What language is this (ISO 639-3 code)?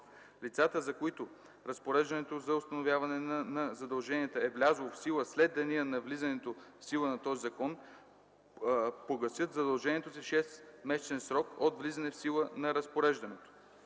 bul